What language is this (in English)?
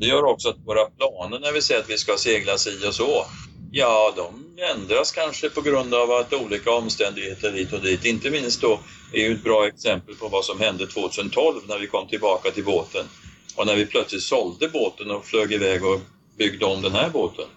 Swedish